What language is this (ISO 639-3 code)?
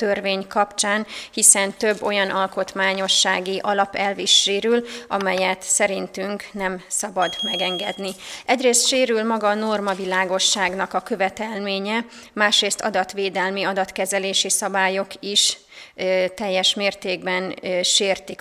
hun